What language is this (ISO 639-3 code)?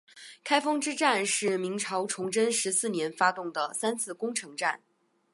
zho